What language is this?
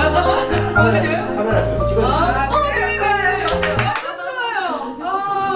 Korean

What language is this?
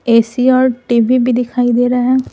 Hindi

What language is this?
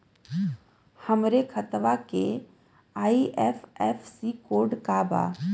Bhojpuri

